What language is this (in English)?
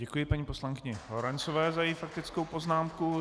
Czech